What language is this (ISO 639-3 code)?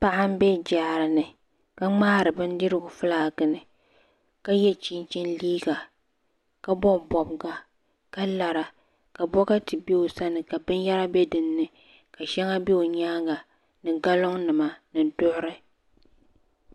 dag